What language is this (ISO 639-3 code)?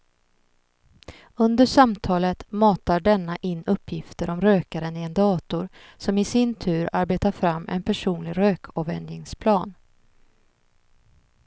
swe